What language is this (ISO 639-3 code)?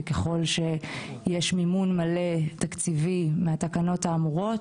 heb